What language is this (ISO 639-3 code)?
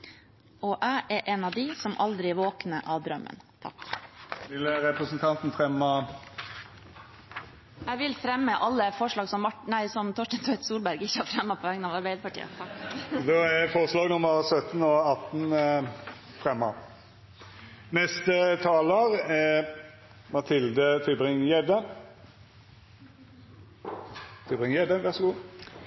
nor